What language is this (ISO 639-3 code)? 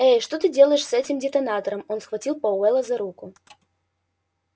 rus